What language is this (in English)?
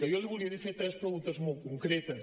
Catalan